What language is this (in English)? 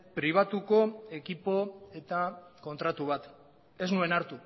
Basque